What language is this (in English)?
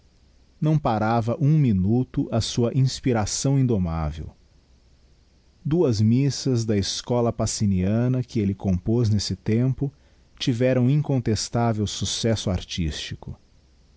Portuguese